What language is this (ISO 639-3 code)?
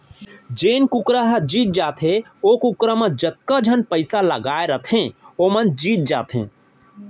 hne